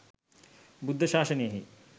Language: Sinhala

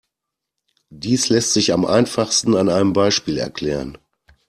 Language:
German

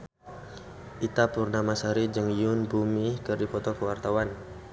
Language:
Sundanese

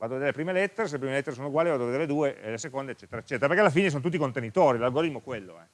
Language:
Italian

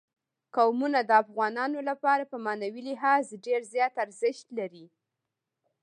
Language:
Pashto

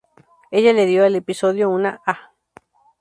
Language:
Spanish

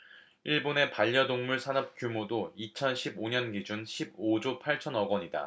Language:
Korean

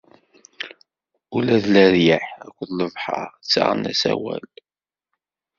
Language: Kabyle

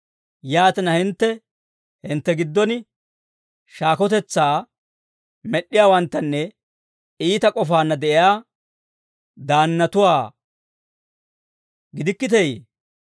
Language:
Dawro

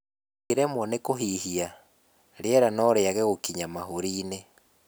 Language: Kikuyu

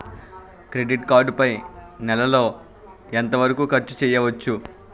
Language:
Telugu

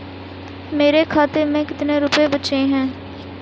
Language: Hindi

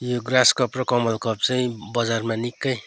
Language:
Nepali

